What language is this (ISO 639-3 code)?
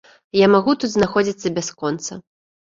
bel